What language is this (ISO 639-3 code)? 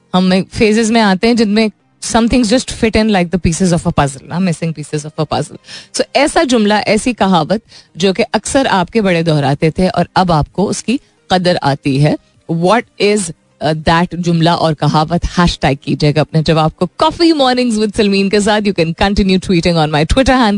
hin